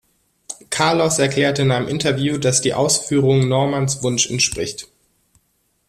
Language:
German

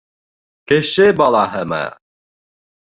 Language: Bashkir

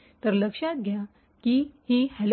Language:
Marathi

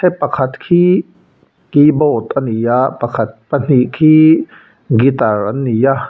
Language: Mizo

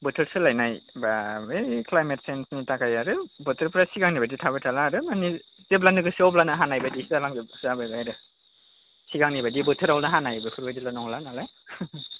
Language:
Bodo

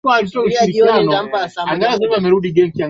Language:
Swahili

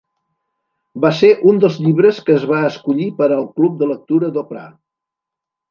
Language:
Catalan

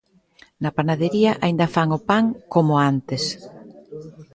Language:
Galician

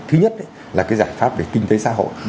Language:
Vietnamese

